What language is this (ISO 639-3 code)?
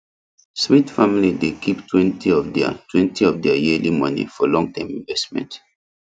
pcm